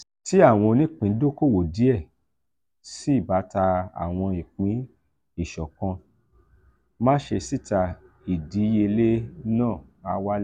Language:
Yoruba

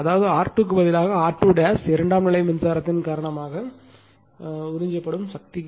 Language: Tamil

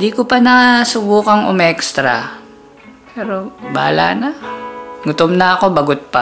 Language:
Filipino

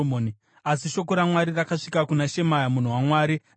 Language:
Shona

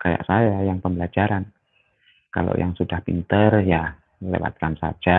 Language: Indonesian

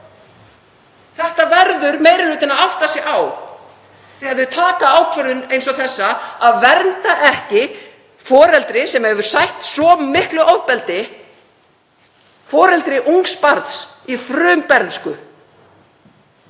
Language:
Icelandic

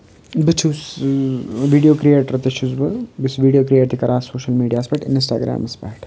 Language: Kashmiri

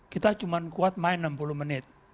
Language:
Indonesian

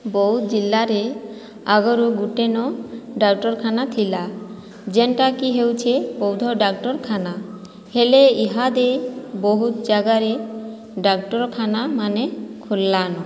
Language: Odia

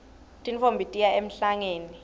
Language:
Swati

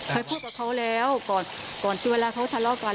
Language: Thai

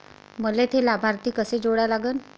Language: Marathi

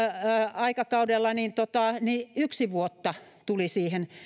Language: Finnish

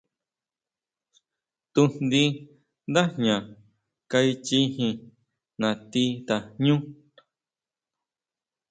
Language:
Huautla Mazatec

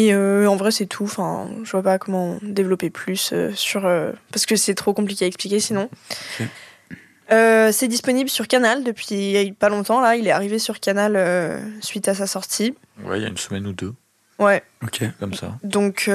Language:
French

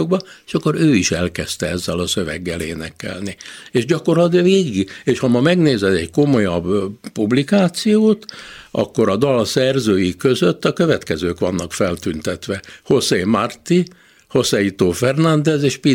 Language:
Hungarian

